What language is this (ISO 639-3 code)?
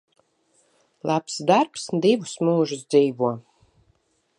lav